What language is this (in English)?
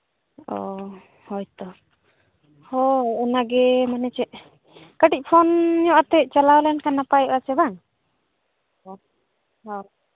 Santali